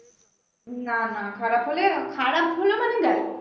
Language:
Bangla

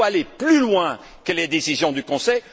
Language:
French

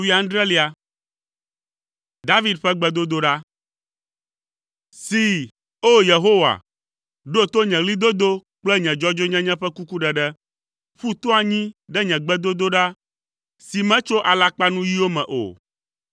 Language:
Ewe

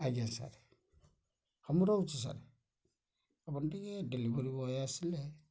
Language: Odia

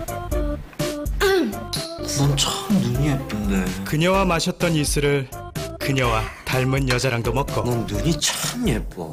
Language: Korean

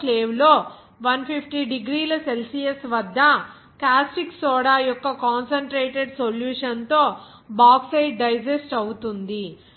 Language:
Telugu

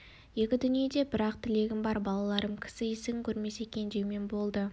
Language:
Kazakh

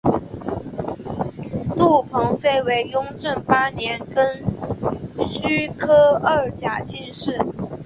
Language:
Chinese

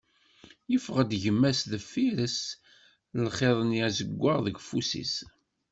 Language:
Kabyle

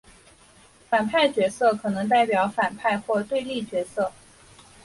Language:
Chinese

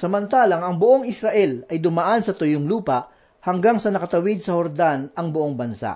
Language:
Filipino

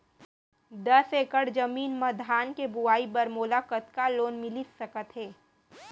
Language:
Chhattisgarhi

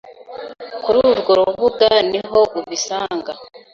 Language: Kinyarwanda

